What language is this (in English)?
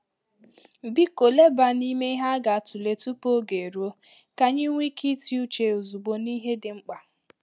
Igbo